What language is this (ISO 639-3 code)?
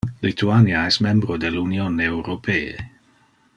ina